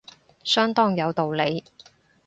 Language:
Cantonese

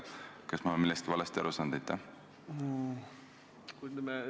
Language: Estonian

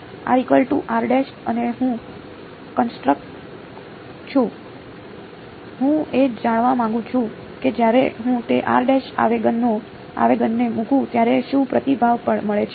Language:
Gujarati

